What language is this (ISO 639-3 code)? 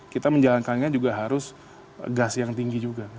ind